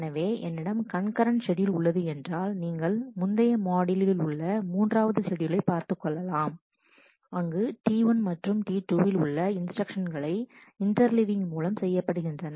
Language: Tamil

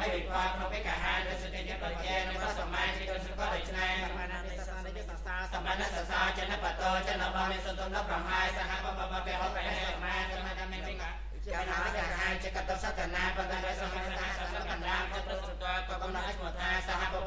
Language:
Spanish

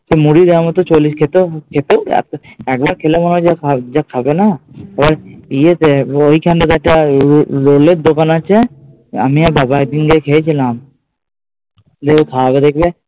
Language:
Bangla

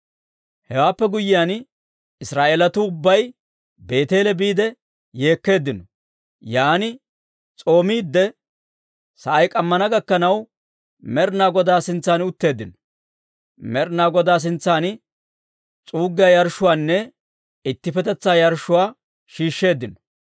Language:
Dawro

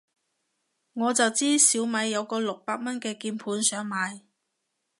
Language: Cantonese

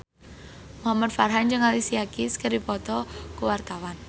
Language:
Sundanese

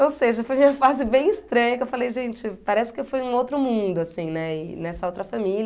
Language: Portuguese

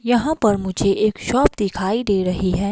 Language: Hindi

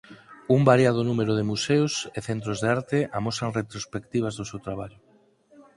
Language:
Galician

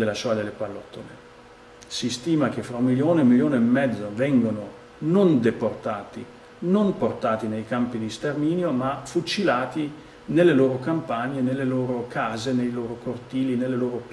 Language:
Italian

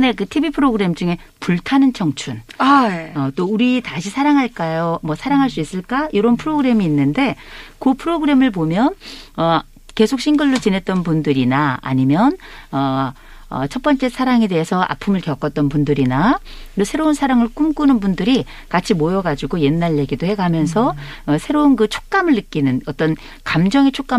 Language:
Korean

